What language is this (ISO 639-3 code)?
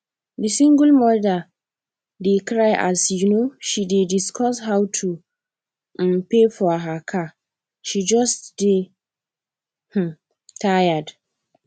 pcm